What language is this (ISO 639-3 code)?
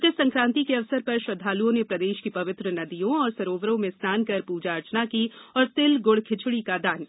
hin